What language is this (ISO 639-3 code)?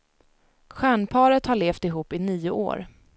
swe